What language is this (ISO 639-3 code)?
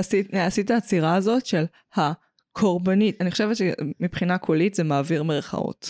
heb